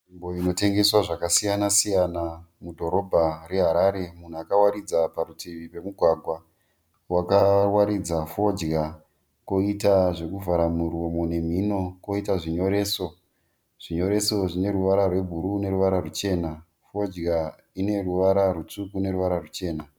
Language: Shona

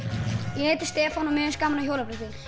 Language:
Icelandic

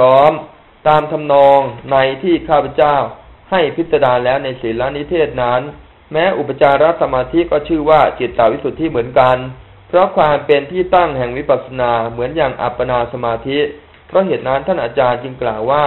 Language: Thai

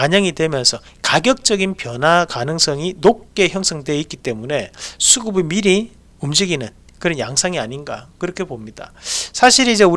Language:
Korean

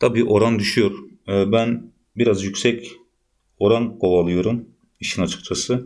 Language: Turkish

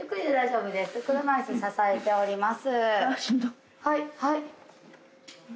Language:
Japanese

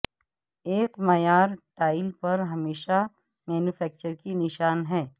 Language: Urdu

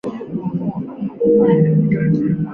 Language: Chinese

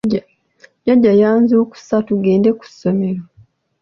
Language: Ganda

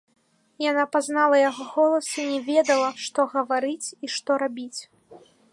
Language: Belarusian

